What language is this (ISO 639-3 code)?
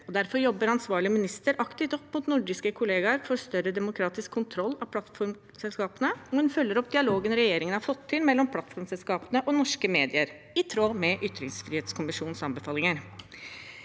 nor